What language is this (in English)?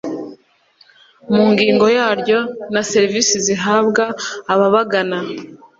Kinyarwanda